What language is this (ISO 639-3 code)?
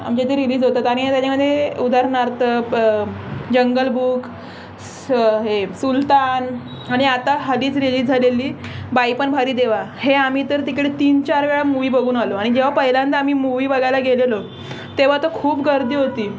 mar